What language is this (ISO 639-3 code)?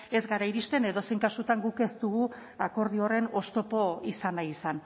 eus